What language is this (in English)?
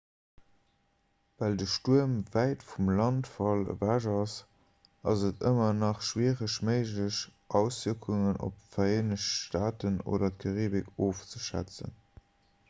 Luxembourgish